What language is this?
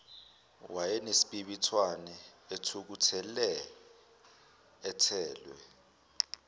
Zulu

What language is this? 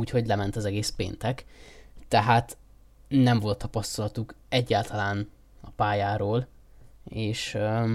Hungarian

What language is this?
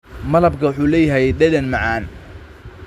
Somali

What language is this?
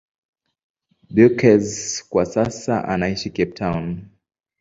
Swahili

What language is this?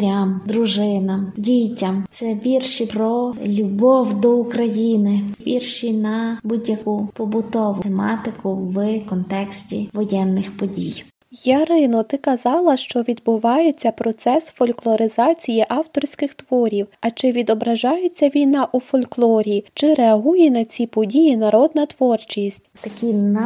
Ukrainian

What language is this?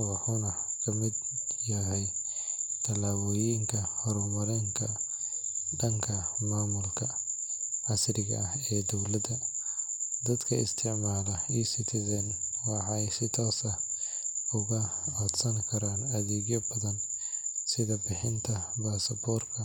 Somali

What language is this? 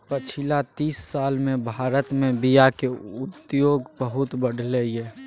Maithili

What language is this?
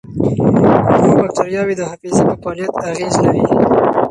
Pashto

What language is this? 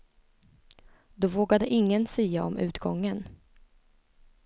Swedish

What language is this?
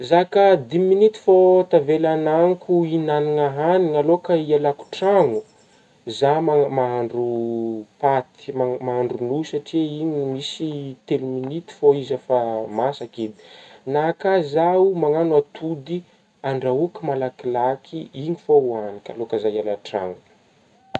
Northern Betsimisaraka Malagasy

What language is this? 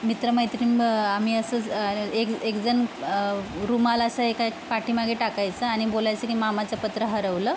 Marathi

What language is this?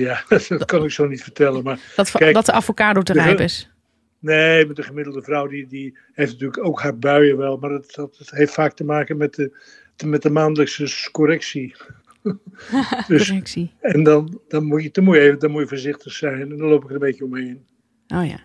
Dutch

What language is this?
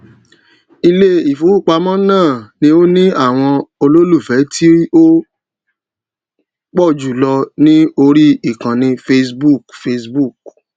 Yoruba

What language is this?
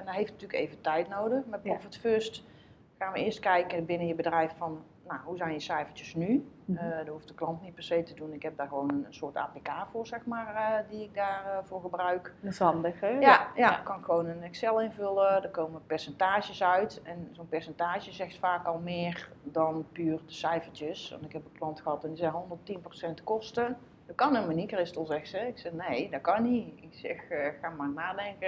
Dutch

